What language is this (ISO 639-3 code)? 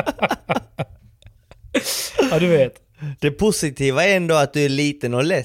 swe